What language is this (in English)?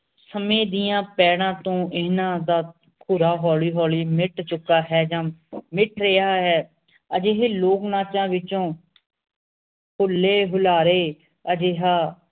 Punjabi